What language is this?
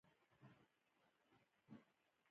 Pashto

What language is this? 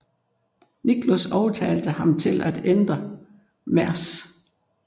Danish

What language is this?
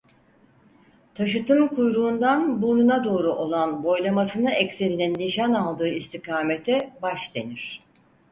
Turkish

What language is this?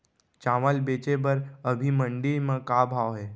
Chhattisgarhi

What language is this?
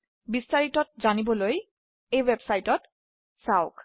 Assamese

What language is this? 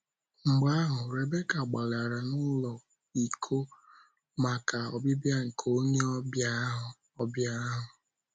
Igbo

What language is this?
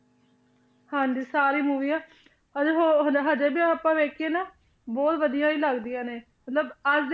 Punjabi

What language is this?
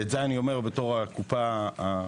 Hebrew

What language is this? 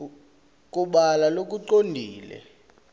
Swati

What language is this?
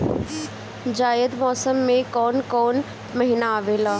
Bhojpuri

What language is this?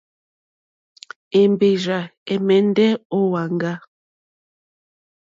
Mokpwe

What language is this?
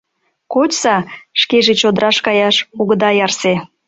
Mari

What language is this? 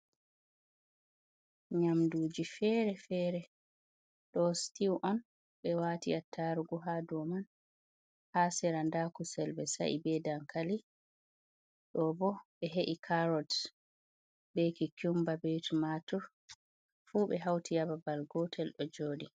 Fula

